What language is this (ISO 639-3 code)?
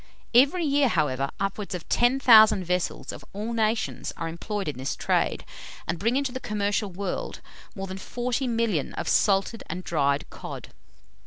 eng